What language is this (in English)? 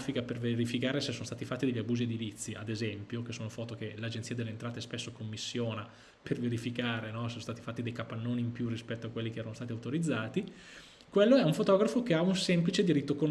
Italian